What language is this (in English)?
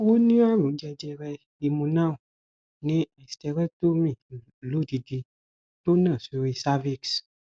Yoruba